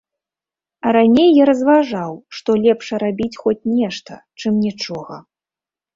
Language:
Belarusian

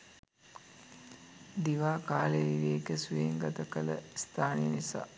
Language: Sinhala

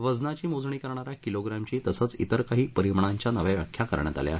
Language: Marathi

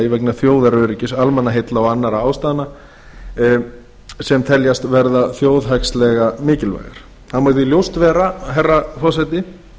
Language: Icelandic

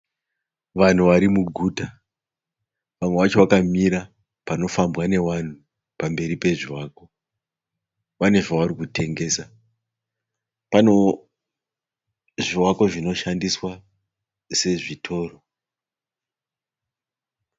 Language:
Shona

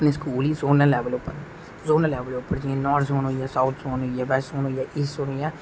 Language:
Dogri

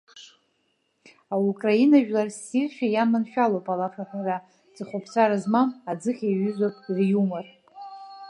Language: Abkhazian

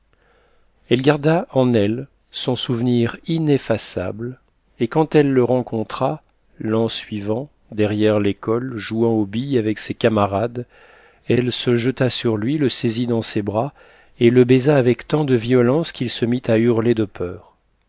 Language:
French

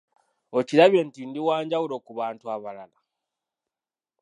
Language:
Ganda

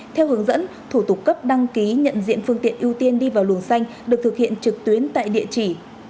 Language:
Vietnamese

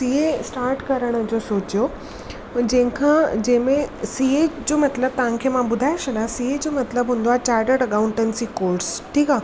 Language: Sindhi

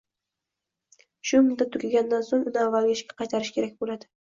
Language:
Uzbek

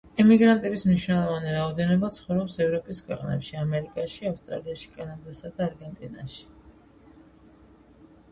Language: Georgian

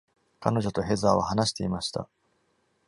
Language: Japanese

